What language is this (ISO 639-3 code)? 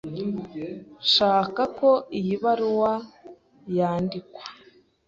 kin